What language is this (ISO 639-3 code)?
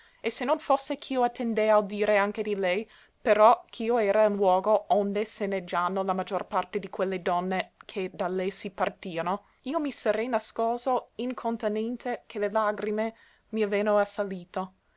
ita